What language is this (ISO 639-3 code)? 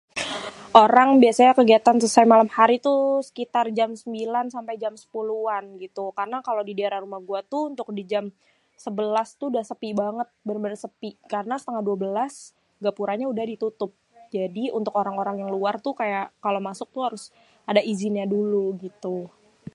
bew